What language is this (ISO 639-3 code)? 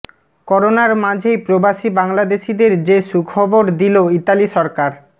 ben